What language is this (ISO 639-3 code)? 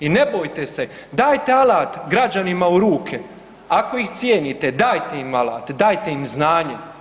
hrv